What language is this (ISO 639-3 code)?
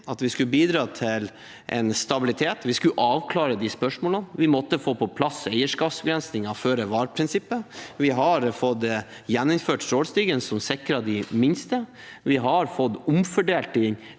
nor